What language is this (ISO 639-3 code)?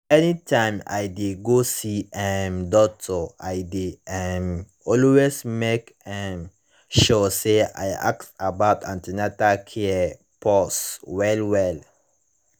pcm